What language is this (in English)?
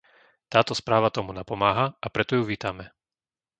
Slovak